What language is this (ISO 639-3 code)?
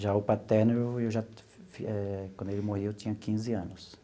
por